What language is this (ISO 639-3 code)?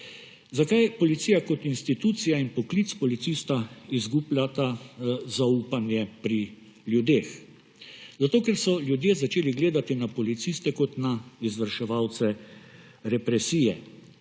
slv